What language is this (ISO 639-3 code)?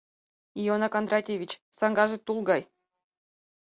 chm